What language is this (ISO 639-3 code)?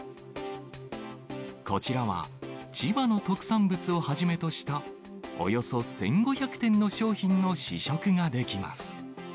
jpn